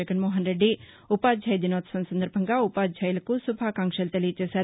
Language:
Telugu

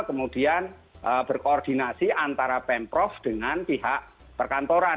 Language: Indonesian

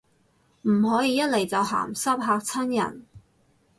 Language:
Cantonese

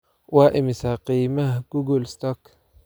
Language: Somali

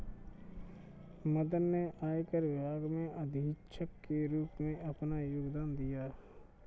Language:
Hindi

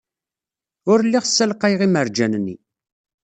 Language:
Kabyle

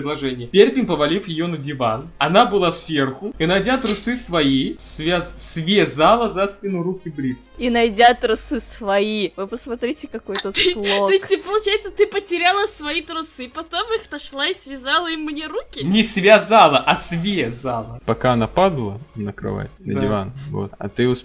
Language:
Russian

